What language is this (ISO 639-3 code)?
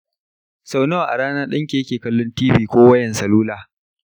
hau